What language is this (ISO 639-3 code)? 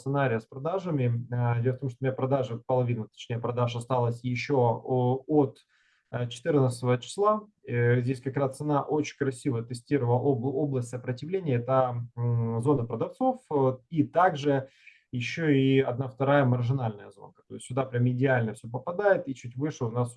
rus